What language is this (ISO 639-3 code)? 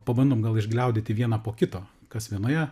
lit